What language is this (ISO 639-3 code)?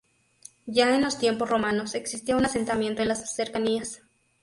spa